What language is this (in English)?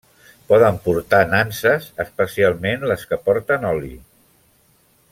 Catalan